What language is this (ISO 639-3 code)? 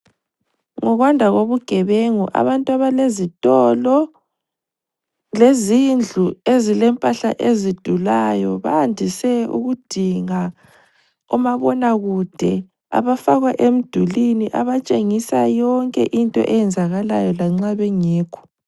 nde